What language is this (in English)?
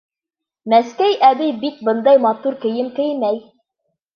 Bashkir